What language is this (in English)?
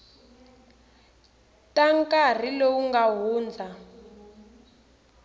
Tsonga